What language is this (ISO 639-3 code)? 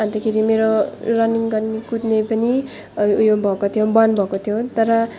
nep